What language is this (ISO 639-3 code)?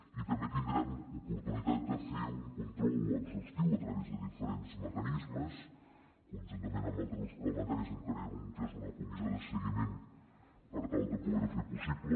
cat